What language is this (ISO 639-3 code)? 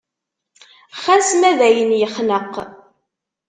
kab